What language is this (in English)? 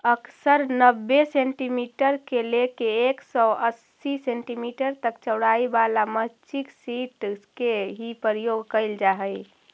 Magahi